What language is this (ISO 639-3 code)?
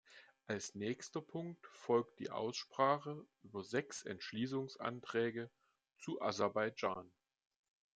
deu